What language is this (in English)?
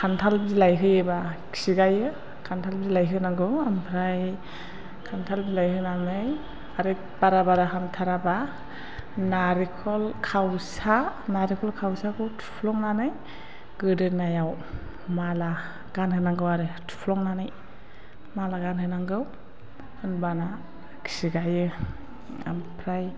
Bodo